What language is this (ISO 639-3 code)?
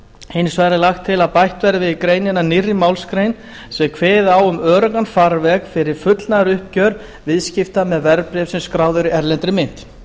isl